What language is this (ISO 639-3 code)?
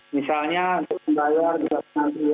ind